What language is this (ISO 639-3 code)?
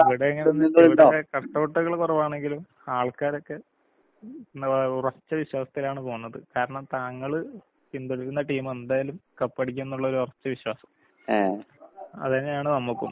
mal